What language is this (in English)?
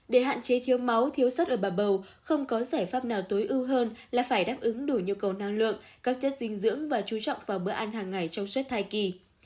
Vietnamese